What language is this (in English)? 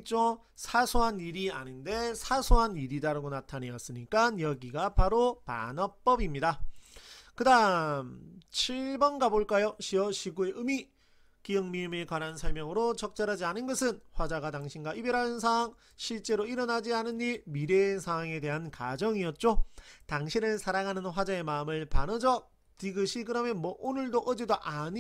Korean